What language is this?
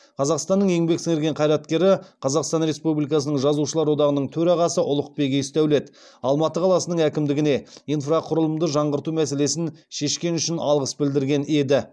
Kazakh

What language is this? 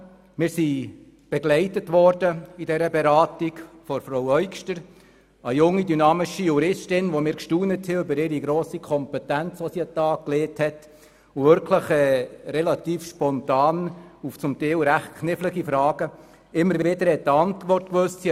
Swiss German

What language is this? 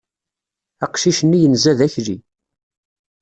Kabyle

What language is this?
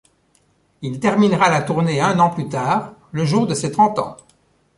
French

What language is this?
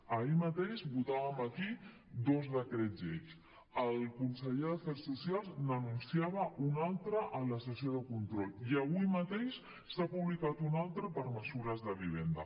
Catalan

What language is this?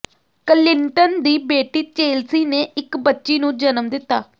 Punjabi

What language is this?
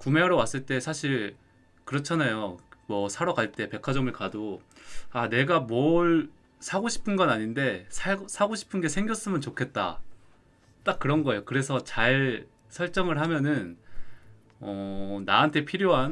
Korean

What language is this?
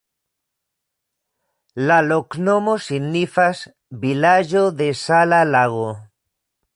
Esperanto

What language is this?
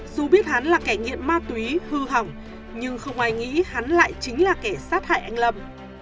Vietnamese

